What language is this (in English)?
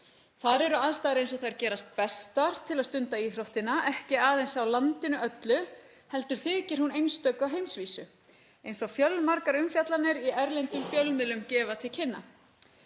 Icelandic